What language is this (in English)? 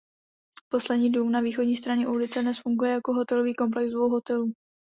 Czech